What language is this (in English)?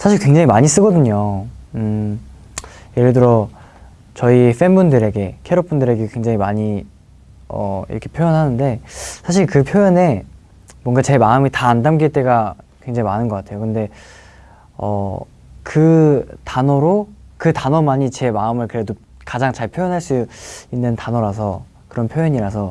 Korean